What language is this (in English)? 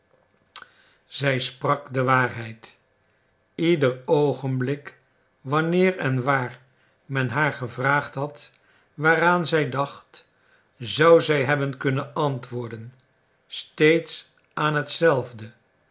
Dutch